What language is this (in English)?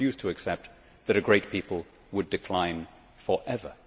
English